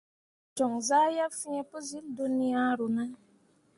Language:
Mundang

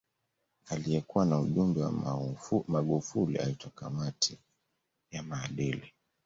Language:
Swahili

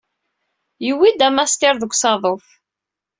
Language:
Kabyle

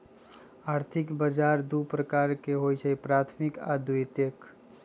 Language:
Magahi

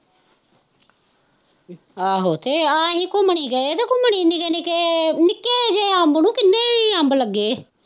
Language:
Punjabi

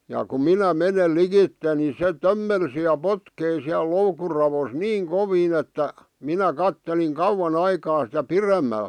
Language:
Finnish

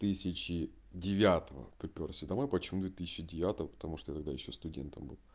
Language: Russian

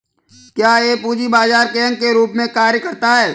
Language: Hindi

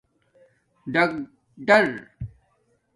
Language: Domaaki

